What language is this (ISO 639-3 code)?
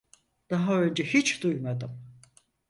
tur